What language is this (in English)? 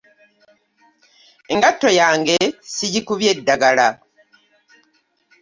Ganda